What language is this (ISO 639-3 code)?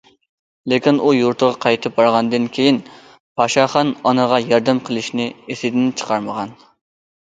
uig